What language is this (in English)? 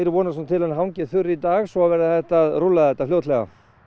Icelandic